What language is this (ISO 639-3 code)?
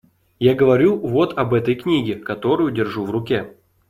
rus